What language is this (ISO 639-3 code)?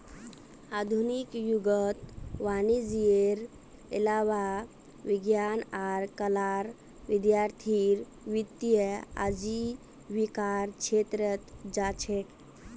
mag